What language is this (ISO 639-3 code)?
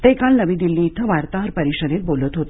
mar